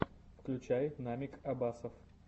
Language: Russian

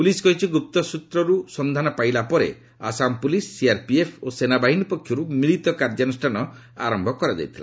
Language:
Odia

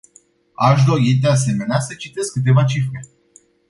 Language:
Romanian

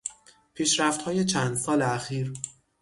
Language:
Persian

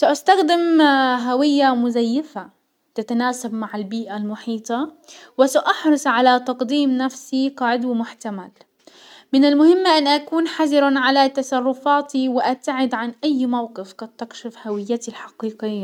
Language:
Hijazi Arabic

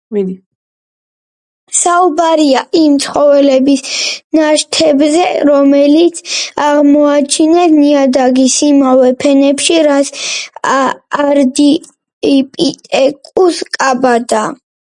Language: Georgian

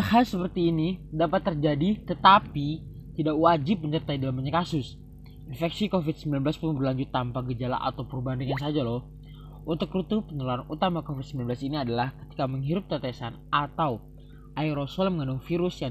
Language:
Indonesian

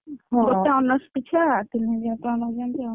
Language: Odia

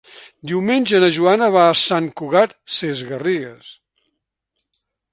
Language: Catalan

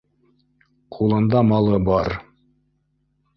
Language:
Bashkir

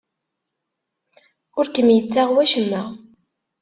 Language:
Kabyle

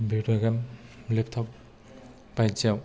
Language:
Bodo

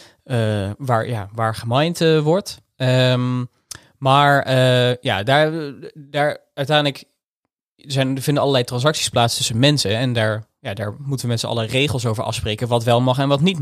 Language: Dutch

